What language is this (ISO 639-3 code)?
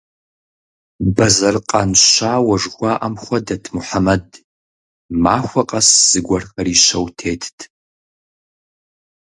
kbd